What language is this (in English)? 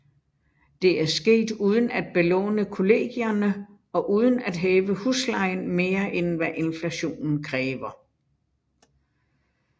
Danish